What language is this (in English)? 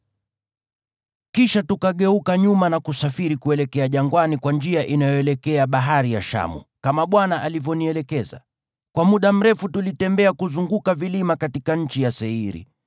Swahili